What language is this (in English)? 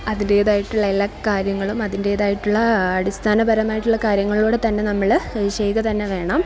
Malayalam